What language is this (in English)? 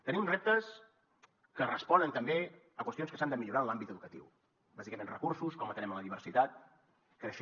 Catalan